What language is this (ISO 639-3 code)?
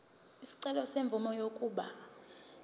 zul